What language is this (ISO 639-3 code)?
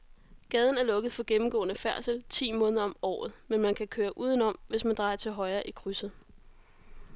dan